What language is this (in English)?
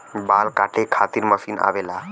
Bhojpuri